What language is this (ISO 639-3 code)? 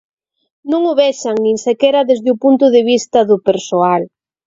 glg